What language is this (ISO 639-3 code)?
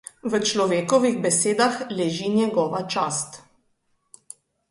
slv